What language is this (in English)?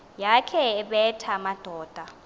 Xhosa